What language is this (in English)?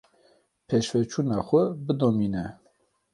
Kurdish